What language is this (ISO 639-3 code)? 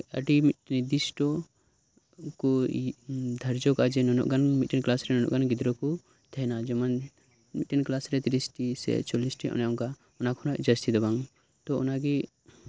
sat